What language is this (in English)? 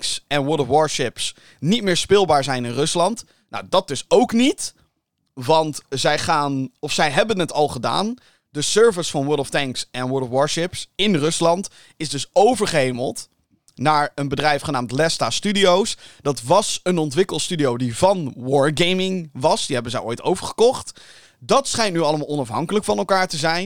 Dutch